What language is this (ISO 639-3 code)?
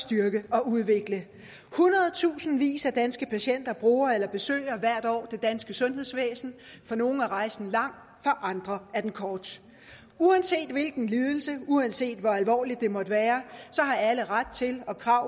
dan